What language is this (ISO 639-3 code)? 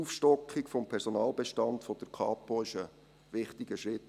gsw